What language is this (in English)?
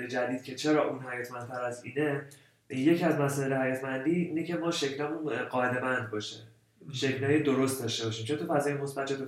Persian